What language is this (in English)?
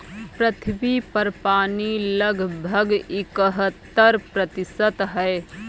Hindi